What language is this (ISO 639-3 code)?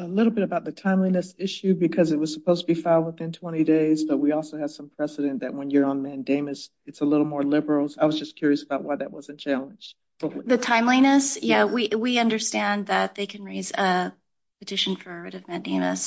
eng